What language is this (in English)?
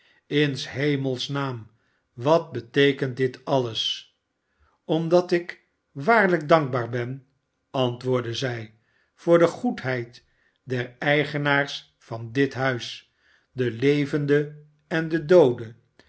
Dutch